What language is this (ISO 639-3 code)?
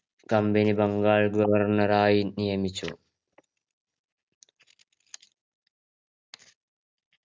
mal